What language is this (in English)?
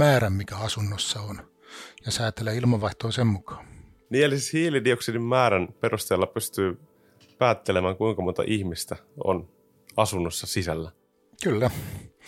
Finnish